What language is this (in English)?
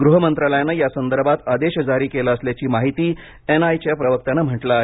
Marathi